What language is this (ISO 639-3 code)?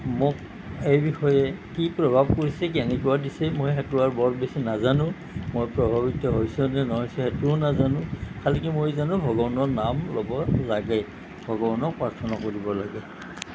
asm